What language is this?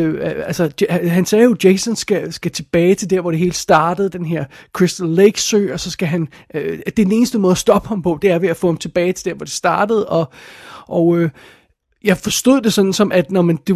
Danish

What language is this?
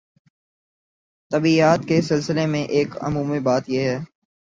Urdu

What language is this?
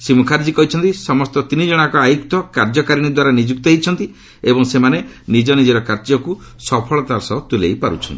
Odia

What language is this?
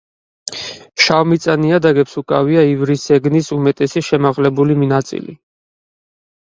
Georgian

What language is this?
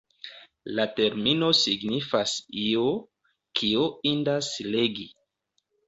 Esperanto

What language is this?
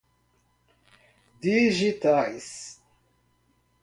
Portuguese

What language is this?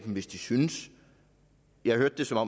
Danish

